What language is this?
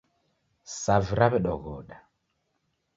Taita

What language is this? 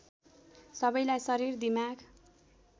Nepali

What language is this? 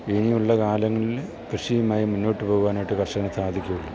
Malayalam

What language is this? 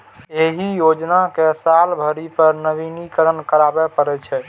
Maithili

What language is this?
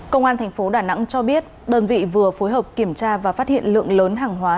Vietnamese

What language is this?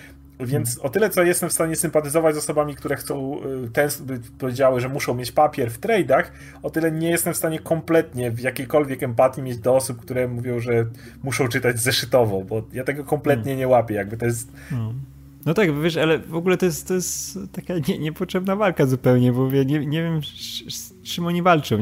Polish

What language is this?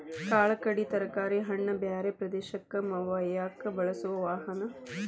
Kannada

